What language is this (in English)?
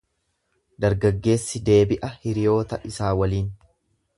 Oromo